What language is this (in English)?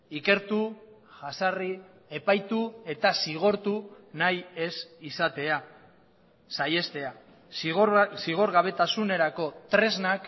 Basque